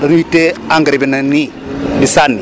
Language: Wolof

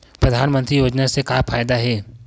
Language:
Chhattisgarhi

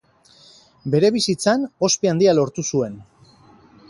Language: Basque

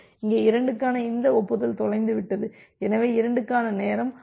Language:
Tamil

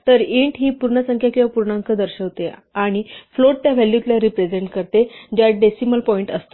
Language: Marathi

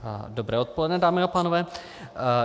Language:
Czech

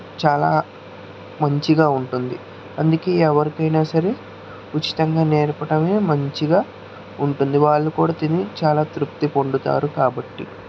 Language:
Telugu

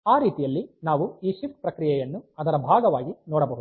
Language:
Kannada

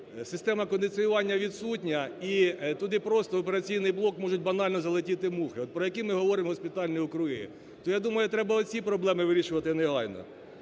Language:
Ukrainian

